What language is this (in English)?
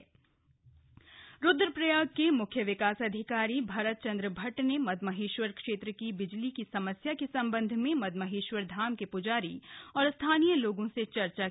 Hindi